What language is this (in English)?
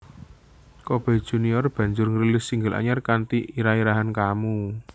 Javanese